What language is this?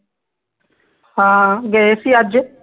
Punjabi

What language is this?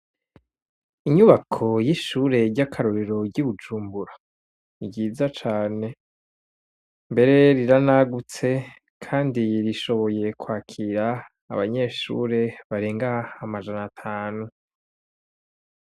Rundi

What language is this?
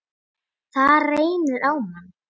Icelandic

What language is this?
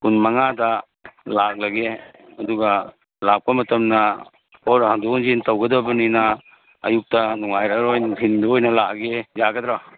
Manipuri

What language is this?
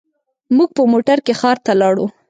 Pashto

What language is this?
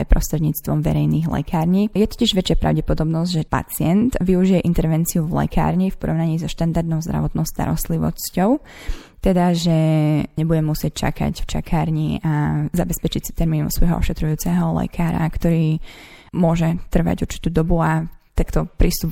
Slovak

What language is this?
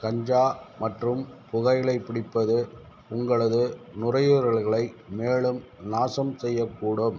Tamil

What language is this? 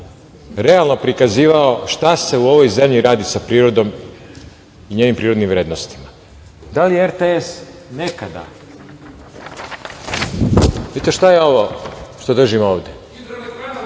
Serbian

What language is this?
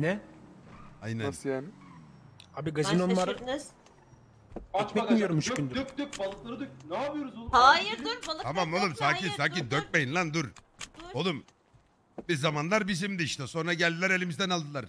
Turkish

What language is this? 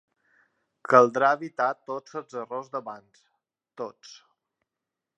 Catalan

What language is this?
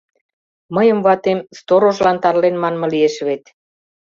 Mari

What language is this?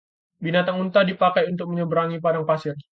Indonesian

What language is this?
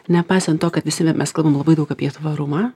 Lithuanian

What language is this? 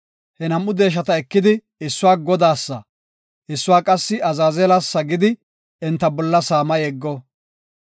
Gofa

